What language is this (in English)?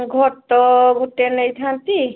Odia